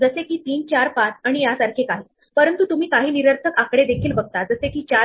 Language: Marathi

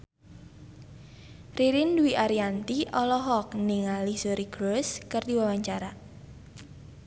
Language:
Sundanese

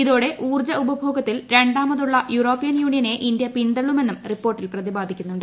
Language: Malayalam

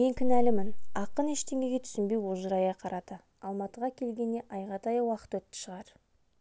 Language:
Kazakh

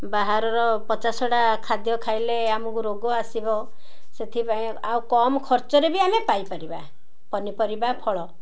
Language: Odia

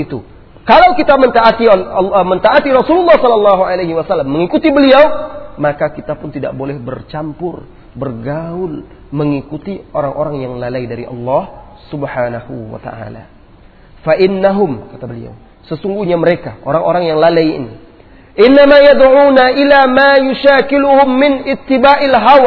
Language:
Malay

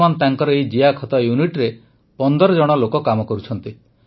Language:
Odia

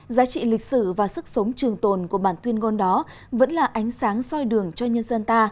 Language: Vietnamese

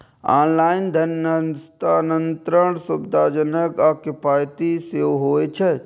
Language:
Maithili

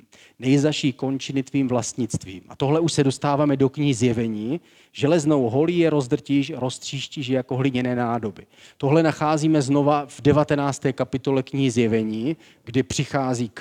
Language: Czech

